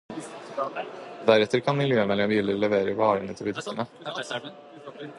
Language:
Norwegian Bokmål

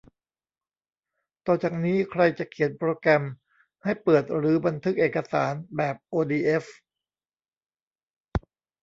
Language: Thai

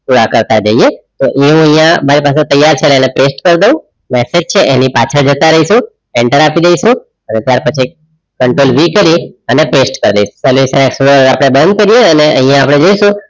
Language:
Gujarati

